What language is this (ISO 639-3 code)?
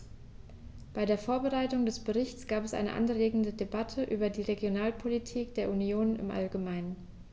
deu